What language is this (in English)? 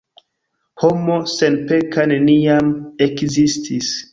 Esperanto